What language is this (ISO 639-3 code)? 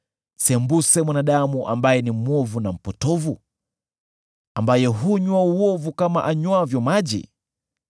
swa